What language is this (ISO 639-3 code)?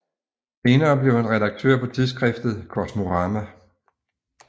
dan